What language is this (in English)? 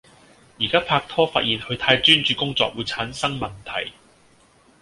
Cantonese